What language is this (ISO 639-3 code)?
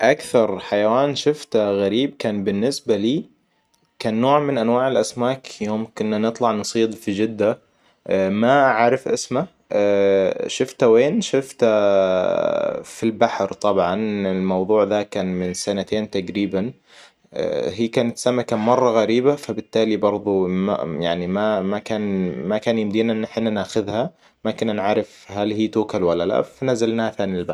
acw